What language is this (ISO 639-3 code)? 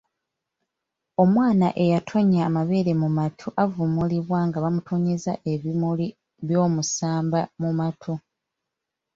lug